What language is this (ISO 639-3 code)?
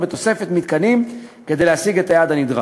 heb